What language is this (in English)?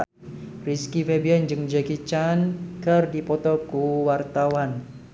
Sundanese